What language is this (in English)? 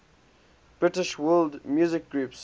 English